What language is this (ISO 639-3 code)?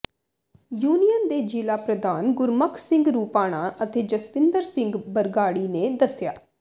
pan